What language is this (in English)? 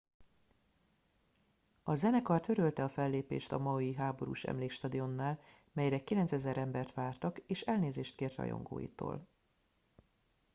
Hungarian